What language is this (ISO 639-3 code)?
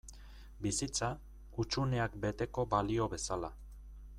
eus